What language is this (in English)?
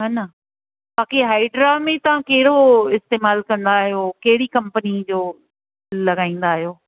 Sindhi